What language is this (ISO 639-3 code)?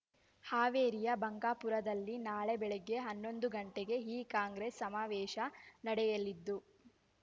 kan